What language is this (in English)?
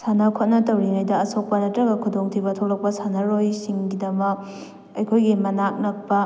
Manipuri